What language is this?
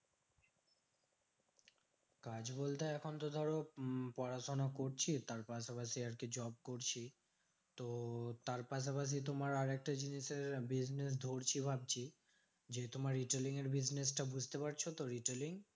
Bangla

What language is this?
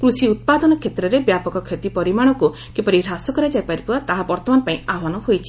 Odia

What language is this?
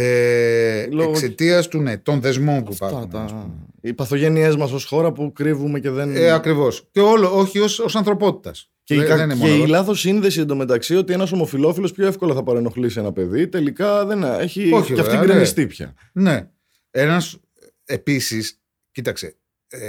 Greek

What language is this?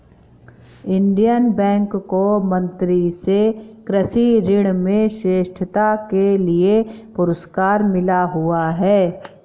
Hindi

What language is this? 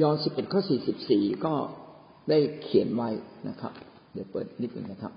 Thai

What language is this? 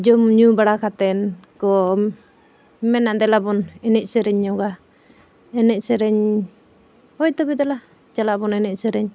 Santali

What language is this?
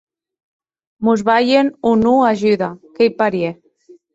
Occitan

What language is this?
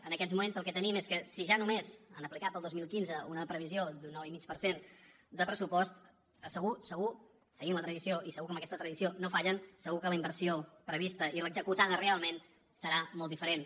Catalan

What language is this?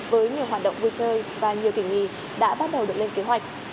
Vietnamese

